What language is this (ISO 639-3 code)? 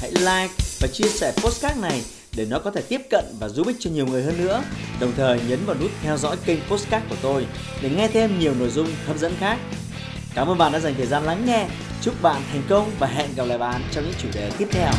vie